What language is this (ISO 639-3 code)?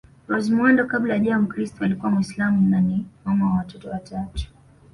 swa